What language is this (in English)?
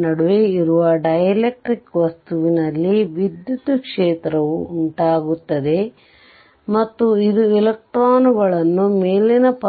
Kannada